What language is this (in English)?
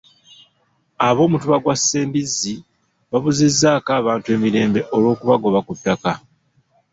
Ganda